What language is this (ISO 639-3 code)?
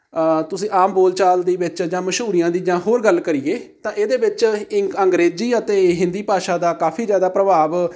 pan